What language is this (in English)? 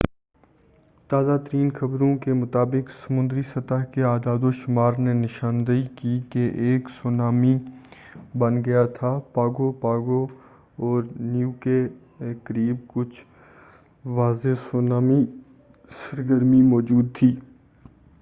Urdu